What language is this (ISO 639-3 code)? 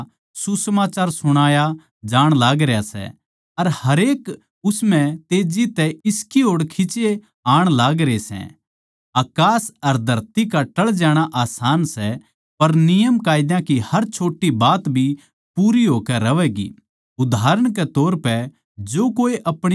bgc